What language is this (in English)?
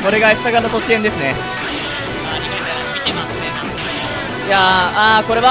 Japanese